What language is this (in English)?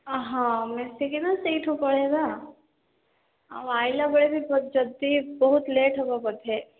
Odia